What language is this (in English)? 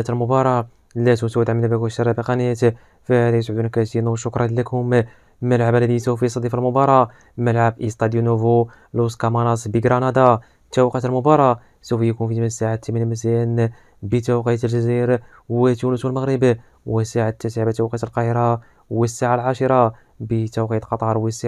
Arabic